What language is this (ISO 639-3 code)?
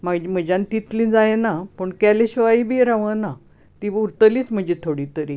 kok